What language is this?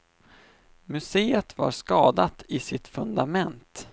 Swedish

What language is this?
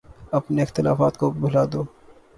Urdu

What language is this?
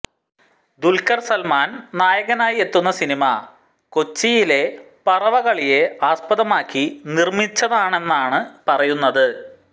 Malayalam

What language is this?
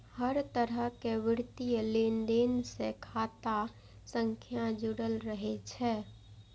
Maithili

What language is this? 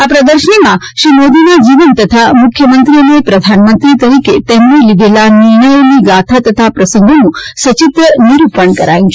Gujarati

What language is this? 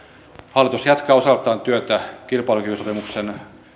Finnish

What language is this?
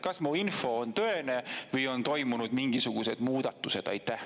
Estonian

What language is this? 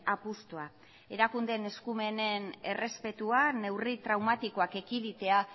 Basque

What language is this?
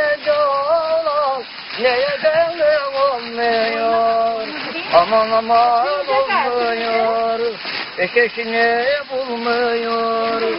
Turkish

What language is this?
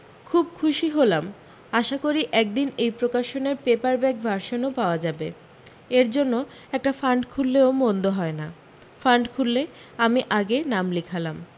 Bangla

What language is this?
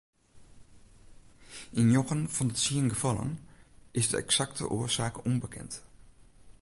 Western Frisian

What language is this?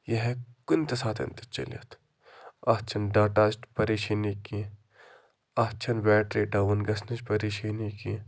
Kashmiri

